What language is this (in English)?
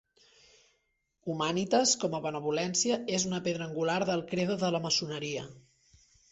Catalan